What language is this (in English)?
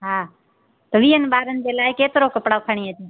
Sindhi